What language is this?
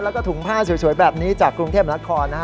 Thai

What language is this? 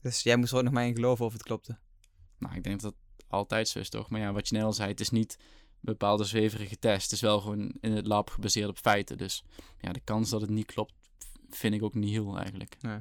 Dutch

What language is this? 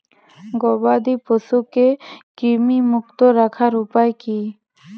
Bangla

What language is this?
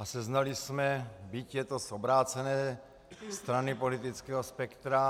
Czech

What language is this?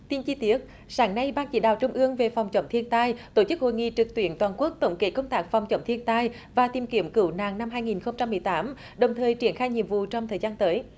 Vietnamese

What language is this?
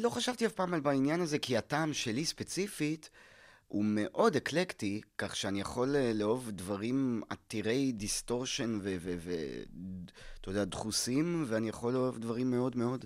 Hebrew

